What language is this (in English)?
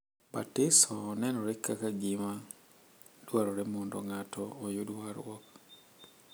Luo (Kenya and Tanzania)